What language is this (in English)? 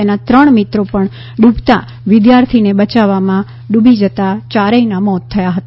Gujarati